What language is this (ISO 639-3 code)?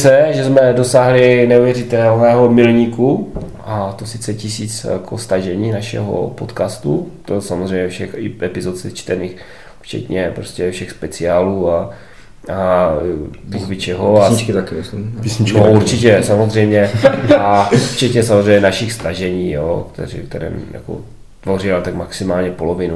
ces